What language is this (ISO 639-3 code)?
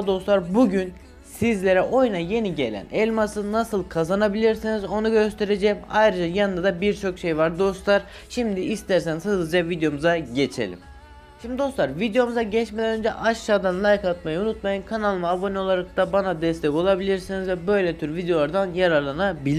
tur